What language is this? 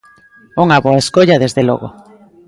Galician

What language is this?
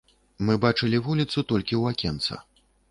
Belarusian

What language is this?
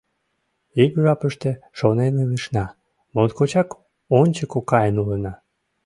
Mari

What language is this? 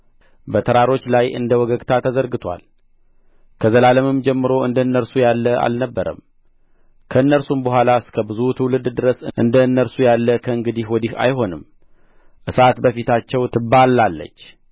Amharic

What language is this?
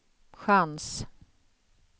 Swedish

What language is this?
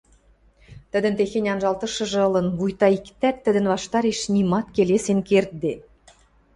Western Mari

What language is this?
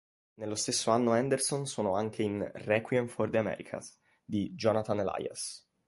Italian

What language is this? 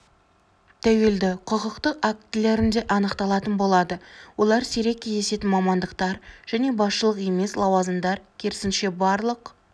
Kazakh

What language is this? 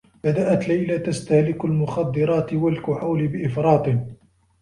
Arabic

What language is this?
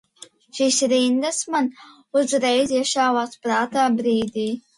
Latvian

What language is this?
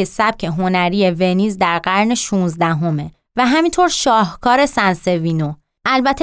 Persian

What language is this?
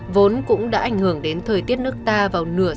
Vietnamese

